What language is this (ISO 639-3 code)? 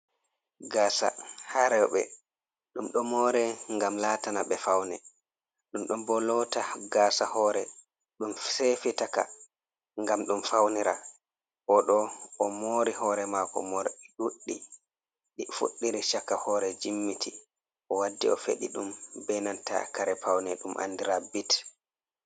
ful